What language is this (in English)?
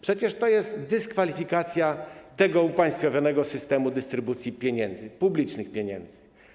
Polish